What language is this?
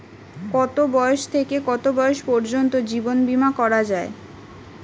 Bangla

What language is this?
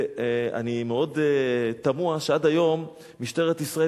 Hebrew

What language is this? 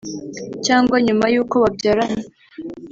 Kinyarwanda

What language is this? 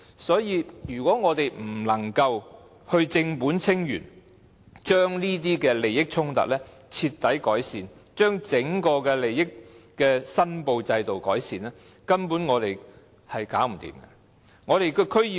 Cantonese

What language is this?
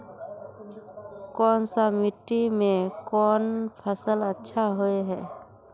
Magahi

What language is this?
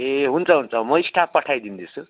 Nepali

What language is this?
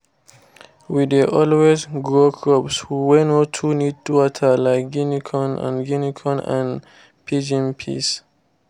Nigerian Pidgin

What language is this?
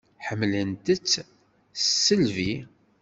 Kabyle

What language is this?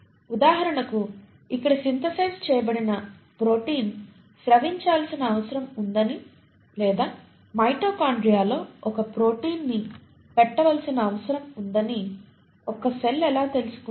Telugu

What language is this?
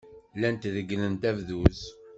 Kabyle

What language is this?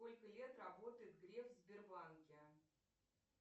Russian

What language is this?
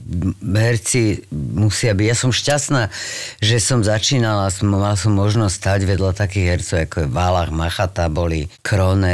Slovak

